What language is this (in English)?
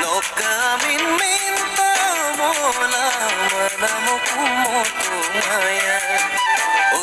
Indonesian